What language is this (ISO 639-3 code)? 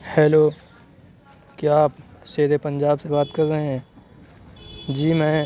urd